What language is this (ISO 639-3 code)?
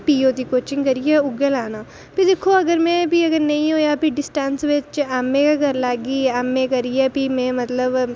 doi